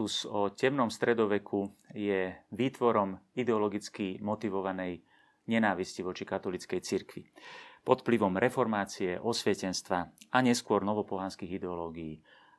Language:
Slovak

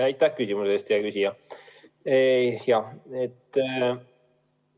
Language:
Estonian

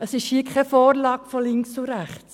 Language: Swiss German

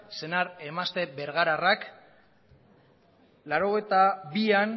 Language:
Basque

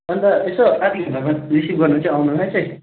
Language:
Nepali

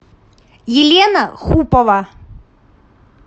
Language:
Russian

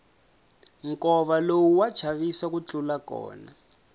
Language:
Tsonga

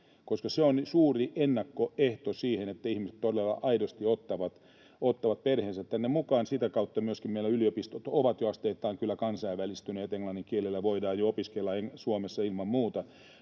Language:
Finnish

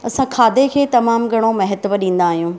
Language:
Sindhi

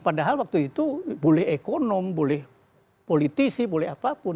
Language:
Indonesian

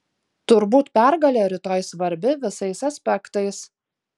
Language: Lithuanian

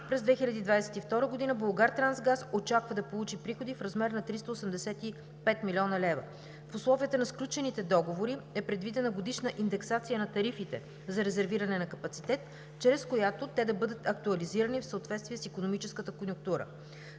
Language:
Bulgarian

